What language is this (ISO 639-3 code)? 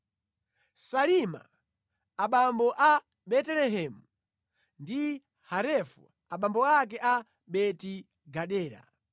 nya